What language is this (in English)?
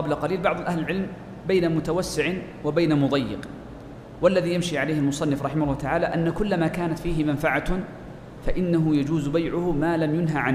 Arabic